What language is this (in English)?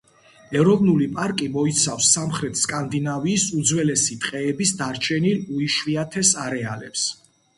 Georgian